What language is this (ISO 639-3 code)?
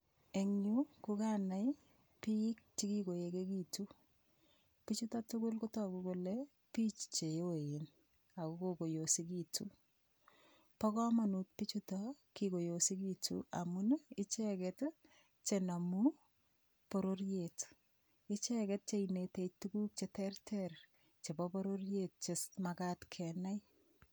kln